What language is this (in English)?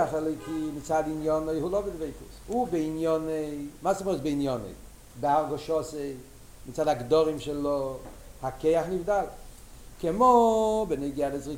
Hebrew